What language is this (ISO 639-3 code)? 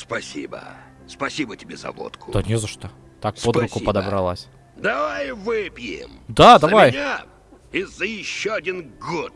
rus